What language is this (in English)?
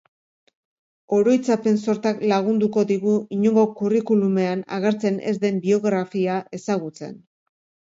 Basque